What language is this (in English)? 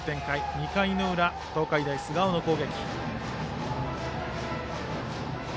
Japanese